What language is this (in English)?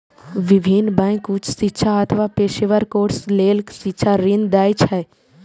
Maithili